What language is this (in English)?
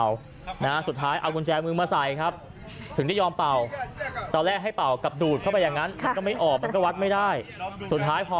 Thai